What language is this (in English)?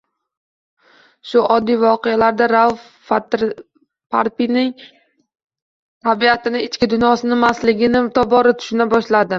Uzbek